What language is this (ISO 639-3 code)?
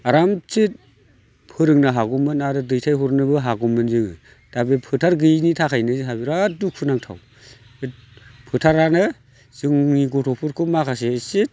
brx